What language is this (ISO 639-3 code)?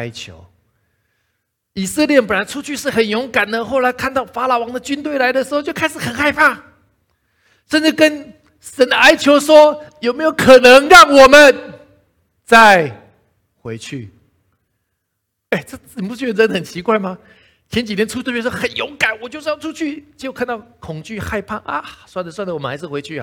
zho